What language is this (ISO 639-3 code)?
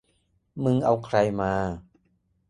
tha